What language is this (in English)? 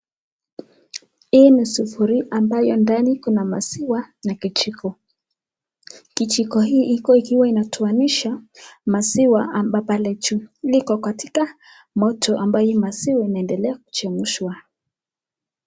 Swahili